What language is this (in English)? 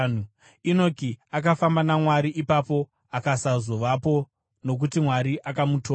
Shona